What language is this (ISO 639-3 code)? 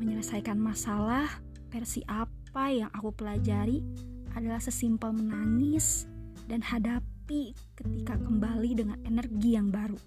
ind